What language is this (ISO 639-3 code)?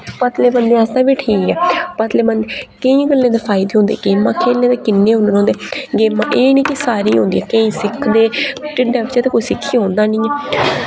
doi